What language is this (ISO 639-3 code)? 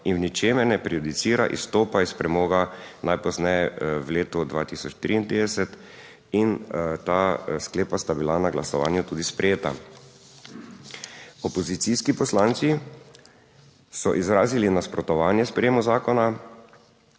slv